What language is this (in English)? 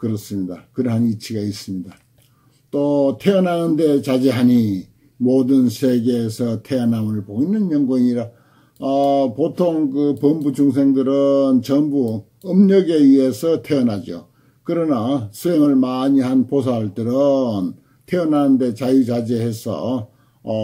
Korean